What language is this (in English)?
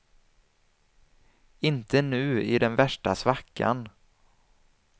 Swedish